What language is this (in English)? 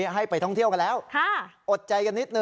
Thai